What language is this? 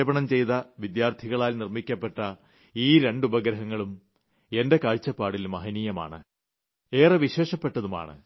Malayalam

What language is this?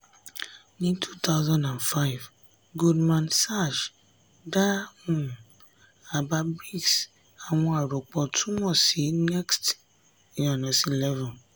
Yoruba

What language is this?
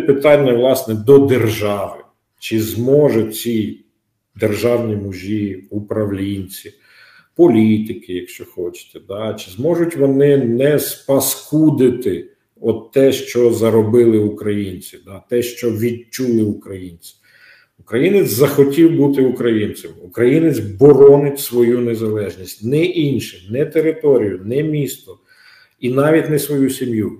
Ukrainian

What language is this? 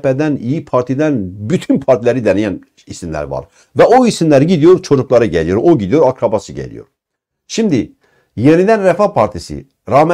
Turkish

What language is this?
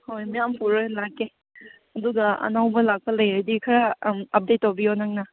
Manipuri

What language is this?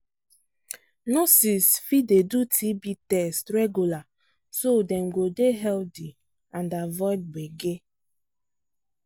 Nigerian Pidgin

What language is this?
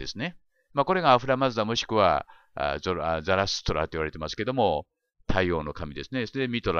Japanese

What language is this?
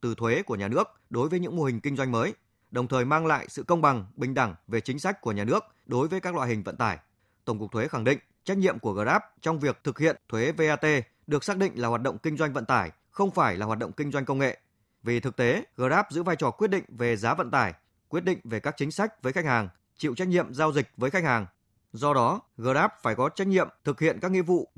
Vietnamese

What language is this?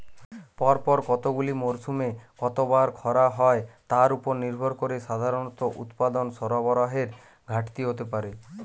Bangla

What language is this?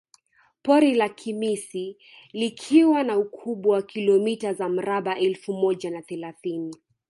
Swahili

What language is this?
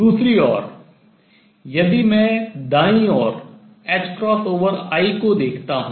Hindi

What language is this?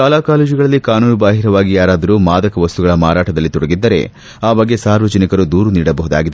Kannada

